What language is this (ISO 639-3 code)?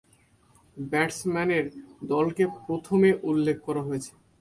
ben